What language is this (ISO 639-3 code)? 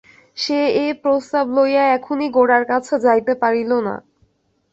ben